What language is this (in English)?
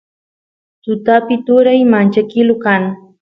Santiago del Estero Quichua